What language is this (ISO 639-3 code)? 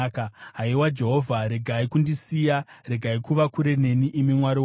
sna